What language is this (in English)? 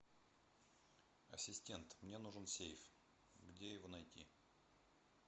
Russian